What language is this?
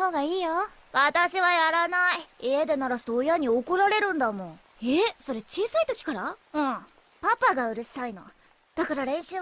Japanese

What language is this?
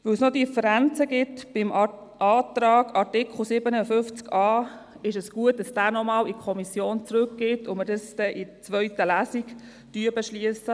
Swiss German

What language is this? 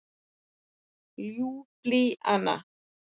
Icelandic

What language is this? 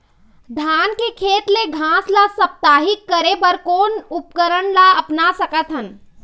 Chhattisgarhi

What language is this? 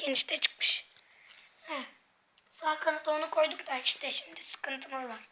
Turkish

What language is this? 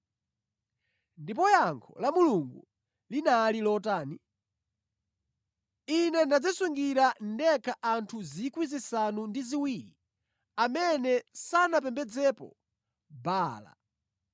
Nyanja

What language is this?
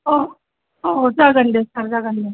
Bodo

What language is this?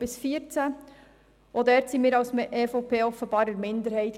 Swiss German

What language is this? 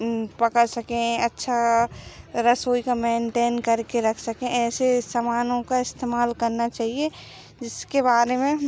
Hindi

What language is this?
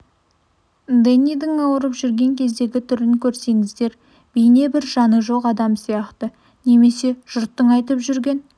Kazakh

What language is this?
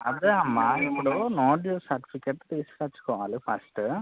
Telugu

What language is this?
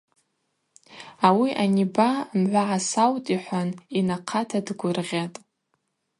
Abaza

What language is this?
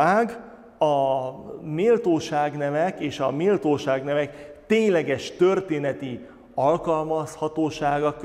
Hungarian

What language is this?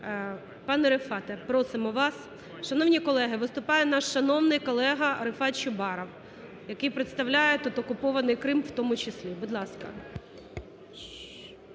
Ukrainian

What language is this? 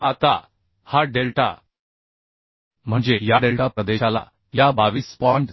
Marathi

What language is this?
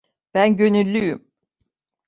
Turkish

